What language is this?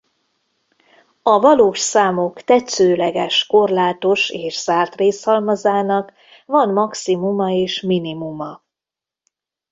Hungarian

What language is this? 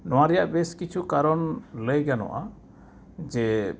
Santali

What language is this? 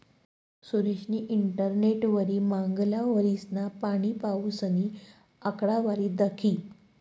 Marathi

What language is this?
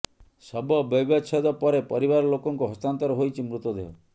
Odia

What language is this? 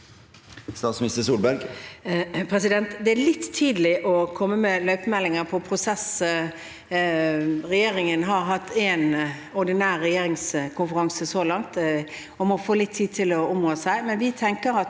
Norwegian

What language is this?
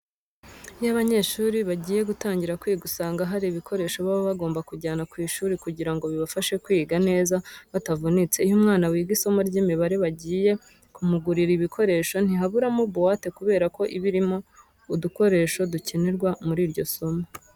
Kinyarwanda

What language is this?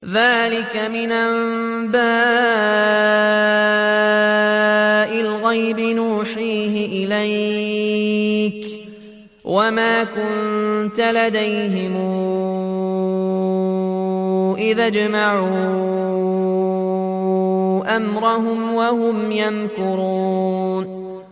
Arabic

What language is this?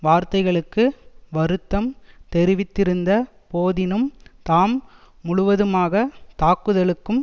Tamil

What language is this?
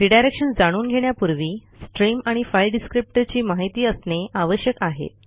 Marathi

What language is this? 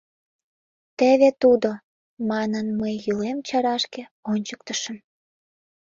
Mari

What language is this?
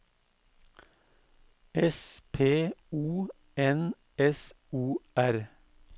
Norwegian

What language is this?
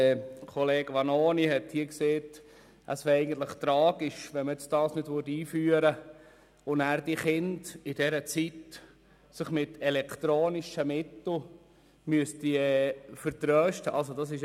Swiss German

